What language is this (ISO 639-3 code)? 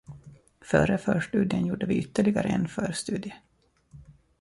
swe